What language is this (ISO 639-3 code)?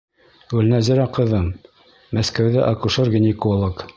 bak